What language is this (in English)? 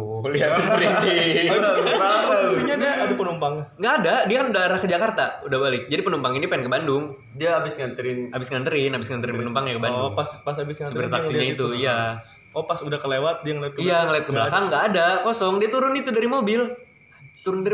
Indonesian